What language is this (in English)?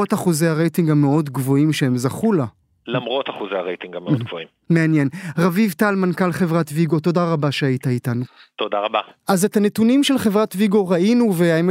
Hebrew